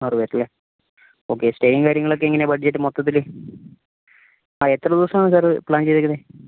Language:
Malayalam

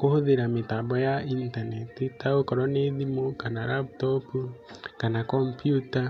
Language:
Kikuyu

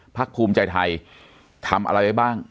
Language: Thai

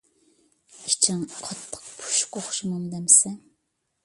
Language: Uyghur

